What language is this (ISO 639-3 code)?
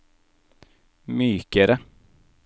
nor